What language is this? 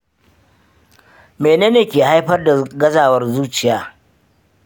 Hausa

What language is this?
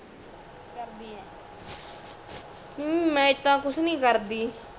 Punjabi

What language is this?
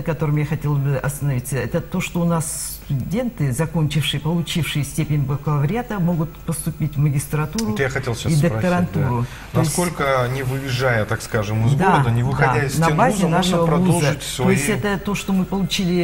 Russian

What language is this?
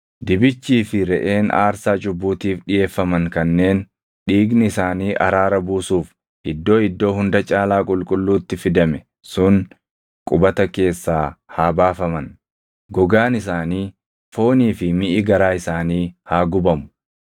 Oromo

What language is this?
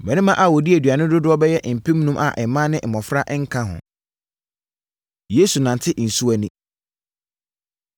Akan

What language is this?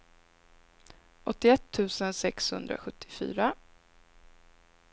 Swedish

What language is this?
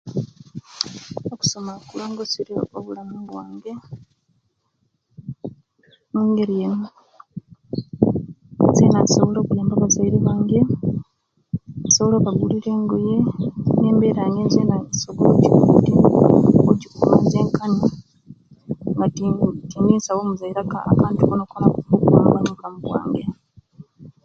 Kenyi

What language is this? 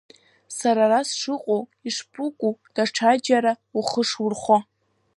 Abkhazian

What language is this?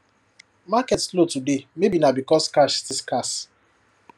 Nigerian Pidgin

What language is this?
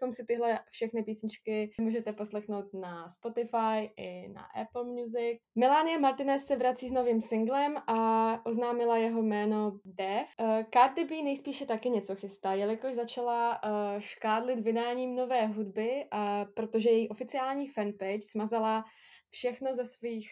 Czech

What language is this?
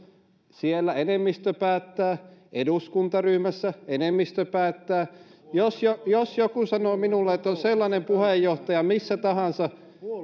Finnish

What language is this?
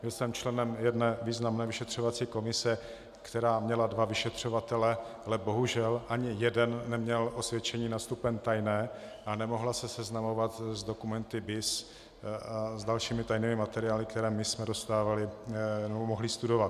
Czech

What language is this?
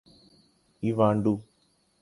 Urdu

